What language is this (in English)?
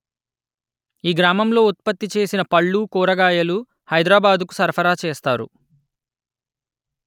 Telugu